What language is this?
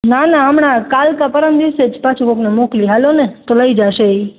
Gujarati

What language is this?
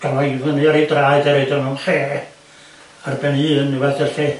Welsh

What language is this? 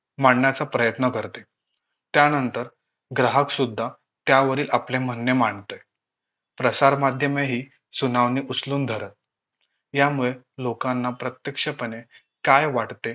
Marathi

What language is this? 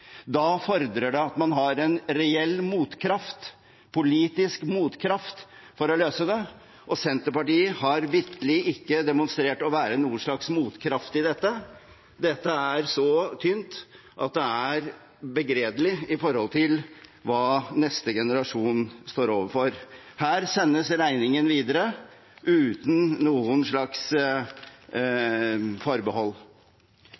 Norwegian Bokmål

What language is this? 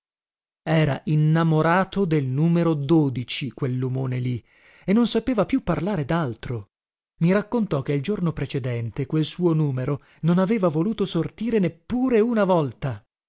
Italian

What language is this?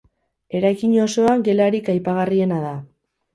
Basque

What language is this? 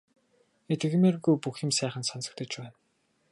Mongolian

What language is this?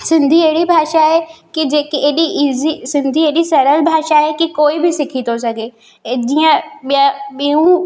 Sindhi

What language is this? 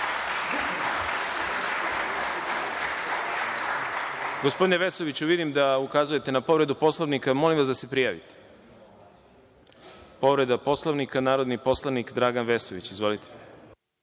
Serbian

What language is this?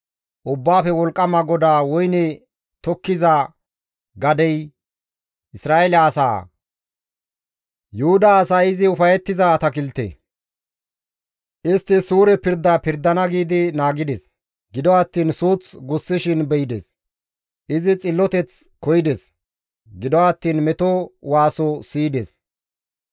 Gamo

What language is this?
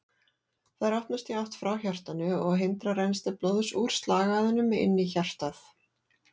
Icelandic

